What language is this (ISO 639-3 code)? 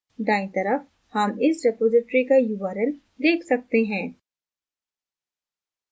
hin